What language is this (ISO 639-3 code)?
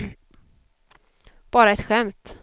swe